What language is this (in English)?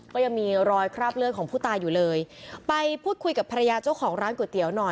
Thai